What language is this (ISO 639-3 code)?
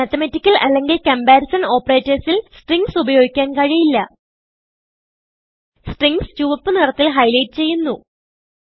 mal